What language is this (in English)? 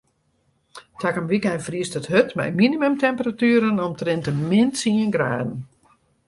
Western Frisian